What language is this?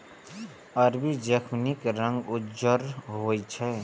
Maithili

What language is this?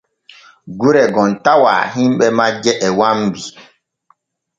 Borgu Fulfulde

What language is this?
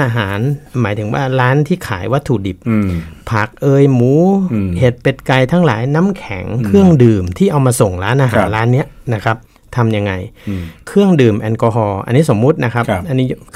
Thai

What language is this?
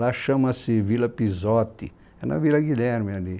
Portuguese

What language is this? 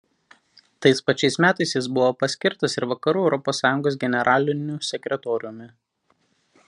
Lithuanian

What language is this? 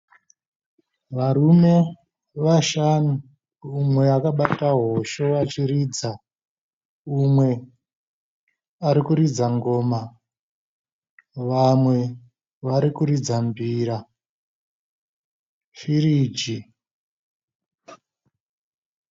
Shona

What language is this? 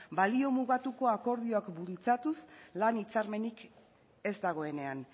Basque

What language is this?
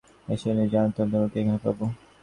Bangla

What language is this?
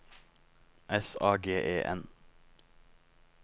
Norwegian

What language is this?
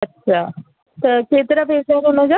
Sindhi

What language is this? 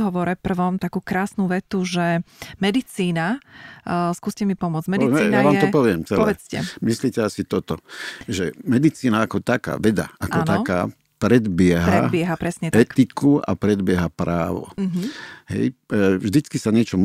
Slovak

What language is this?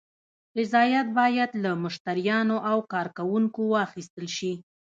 Pashto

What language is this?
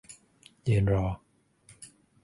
Thai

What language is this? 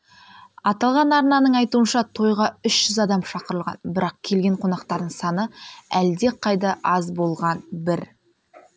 Kazakh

